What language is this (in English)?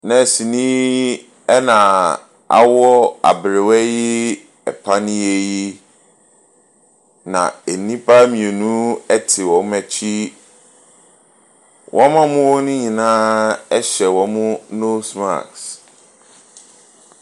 Akan